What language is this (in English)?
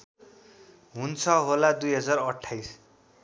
Nepali